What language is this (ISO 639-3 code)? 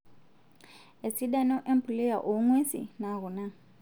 mas